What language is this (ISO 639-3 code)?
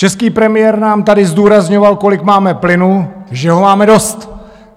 ces